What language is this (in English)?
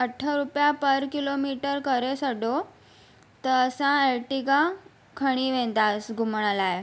Sindhi